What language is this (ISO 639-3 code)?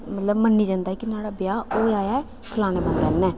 doi